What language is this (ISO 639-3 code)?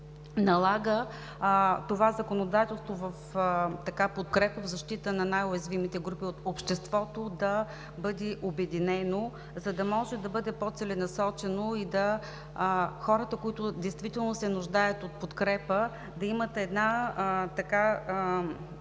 bul